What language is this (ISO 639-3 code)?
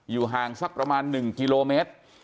tha